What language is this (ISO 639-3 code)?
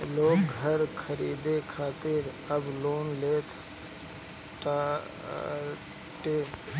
bho